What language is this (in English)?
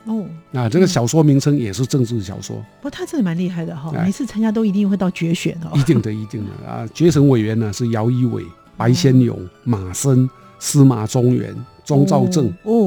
Chinese